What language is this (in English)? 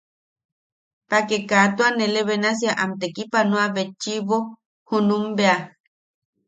Yaqui